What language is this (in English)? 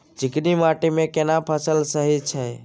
Maithili